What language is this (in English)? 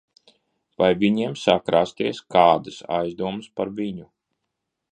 Latvian